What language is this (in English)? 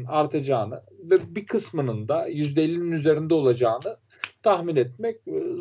Turkish